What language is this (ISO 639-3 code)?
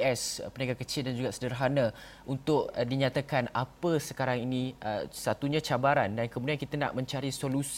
msa